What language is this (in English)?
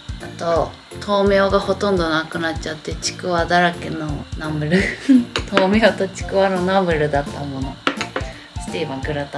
Japanese